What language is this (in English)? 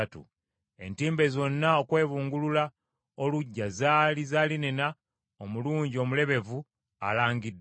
Ganda